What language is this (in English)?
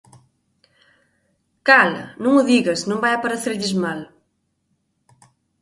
Galician